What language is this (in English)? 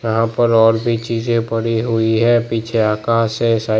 Hindi